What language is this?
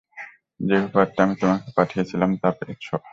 Bangla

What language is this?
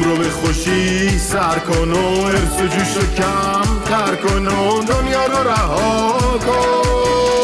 Persian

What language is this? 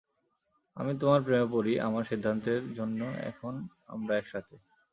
Bangla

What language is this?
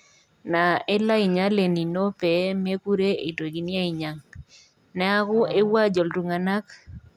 Masai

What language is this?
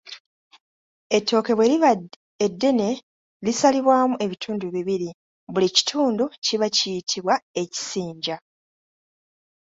Ganda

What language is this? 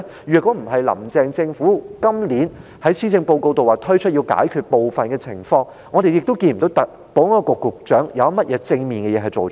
Cantonese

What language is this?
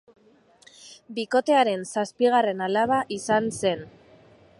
Basque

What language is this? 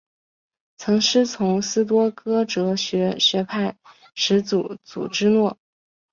Chinese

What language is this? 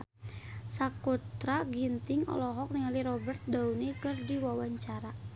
Sundanese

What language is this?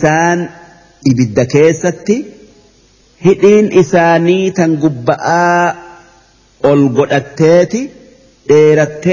Arabic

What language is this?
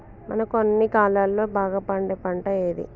Telugu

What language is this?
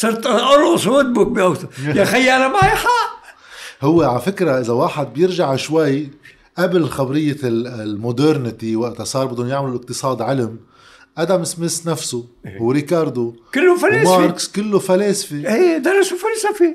Arabic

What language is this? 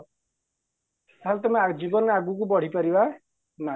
Odia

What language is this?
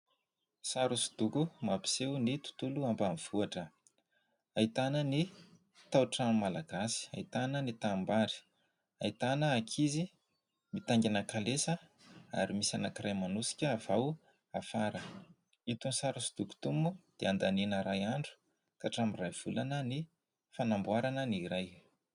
Malagasy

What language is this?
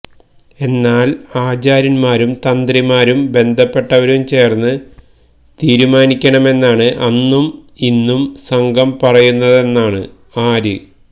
Malayalam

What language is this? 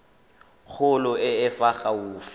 Tswana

